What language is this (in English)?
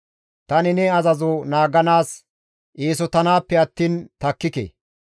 Gamo